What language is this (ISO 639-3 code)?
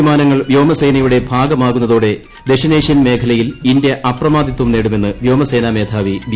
mal